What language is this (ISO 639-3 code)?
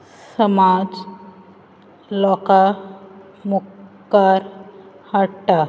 kok